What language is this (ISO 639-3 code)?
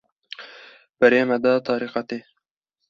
kur